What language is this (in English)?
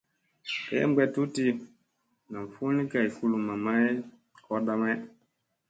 Musey